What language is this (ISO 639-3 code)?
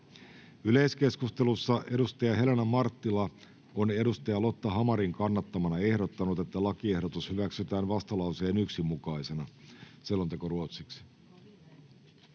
fin